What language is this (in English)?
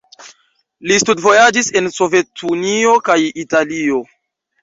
Esperanto